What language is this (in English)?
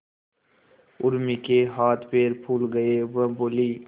Hindi